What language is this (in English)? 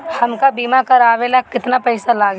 Bhojpuri